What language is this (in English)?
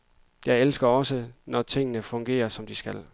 Danish